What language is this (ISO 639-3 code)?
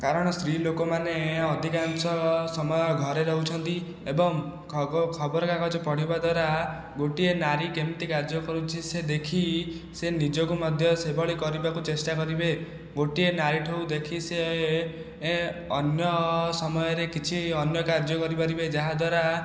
ori